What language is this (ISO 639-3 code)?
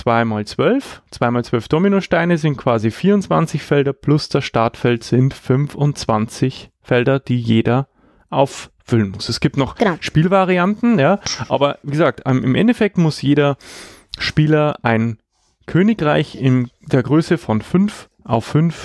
deu